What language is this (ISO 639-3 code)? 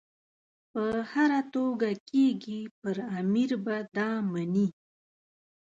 pus